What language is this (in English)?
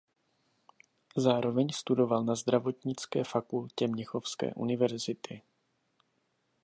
Czech